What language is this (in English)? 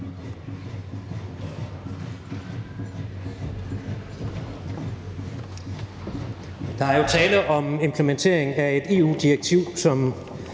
Danish